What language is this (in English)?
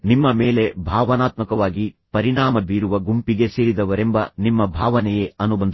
Kannada